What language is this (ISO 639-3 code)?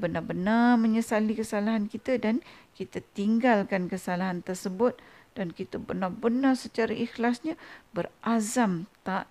msa